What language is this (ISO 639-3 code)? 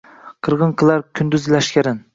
uzb